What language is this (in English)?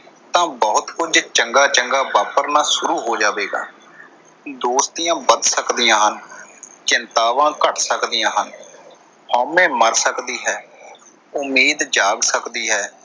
Punjabi